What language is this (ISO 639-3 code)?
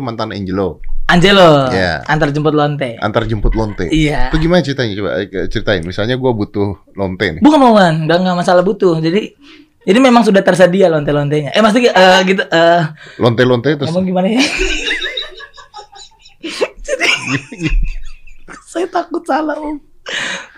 ind